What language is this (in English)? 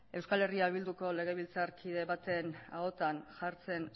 Basque